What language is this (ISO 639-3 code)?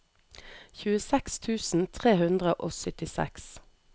nor